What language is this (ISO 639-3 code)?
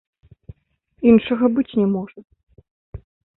bel